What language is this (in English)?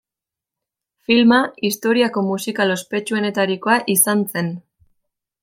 Basque